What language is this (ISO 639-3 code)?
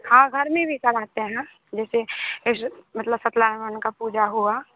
hin